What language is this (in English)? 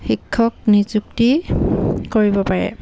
Assamese